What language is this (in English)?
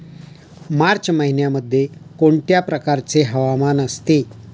Marathi